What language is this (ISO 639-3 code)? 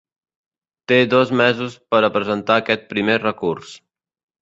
cat